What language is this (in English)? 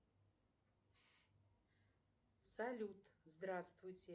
Russian